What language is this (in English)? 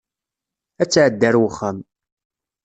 Kabyle